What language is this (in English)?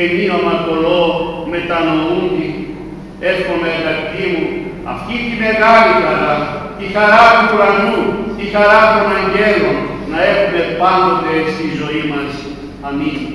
Greek